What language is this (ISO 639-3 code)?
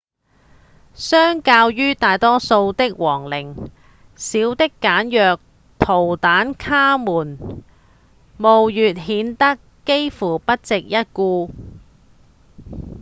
yue